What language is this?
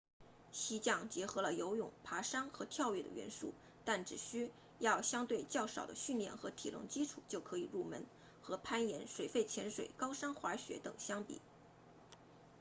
Chinese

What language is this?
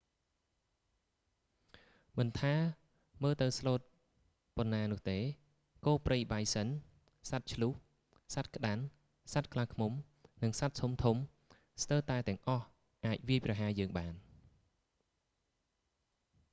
Khmer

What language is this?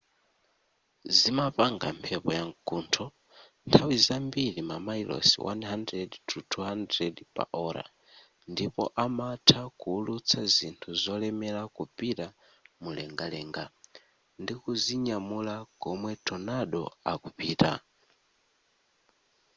Nyanja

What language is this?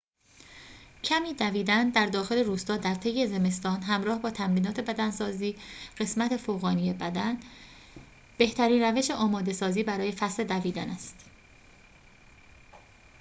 Persian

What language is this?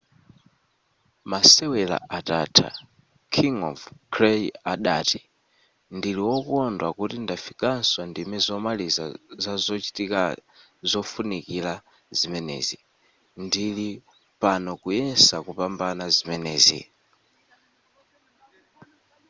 Nyanja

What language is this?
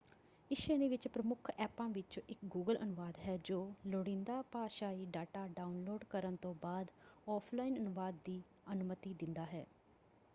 Punjabi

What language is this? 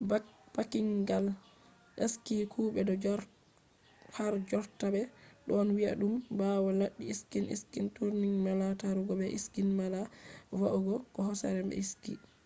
Fula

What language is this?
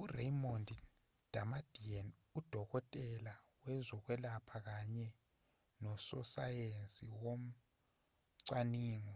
Zulu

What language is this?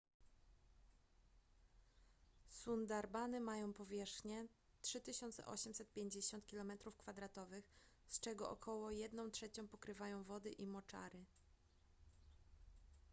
Polish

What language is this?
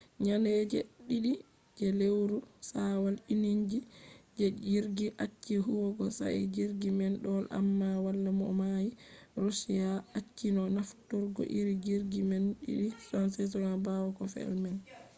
Fula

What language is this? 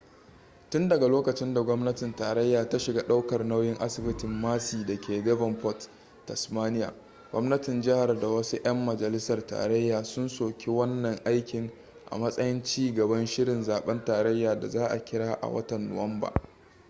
Hausa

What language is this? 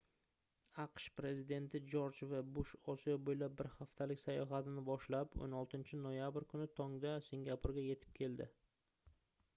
Uzbek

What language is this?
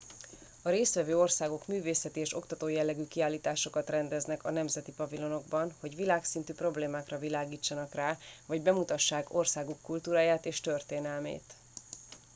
Hungarian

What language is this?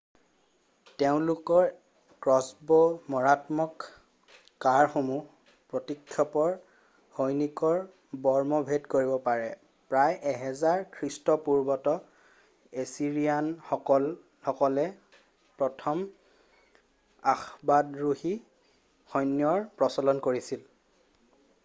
Assamese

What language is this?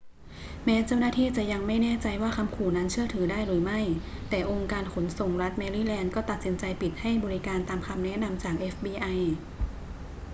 Thai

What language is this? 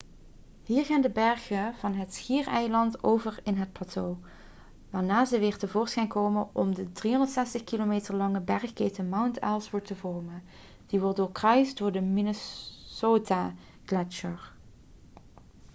Dutch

